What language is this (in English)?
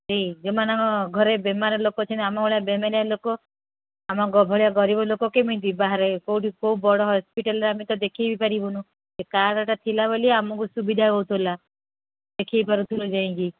Odia